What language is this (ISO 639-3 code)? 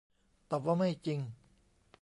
tha